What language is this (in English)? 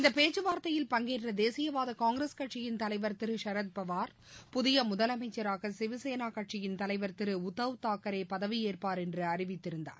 Tamil